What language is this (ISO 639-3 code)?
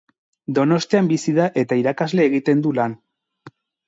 eus